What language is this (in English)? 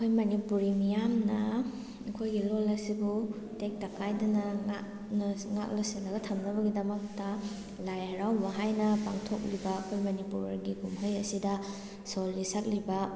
Manipuri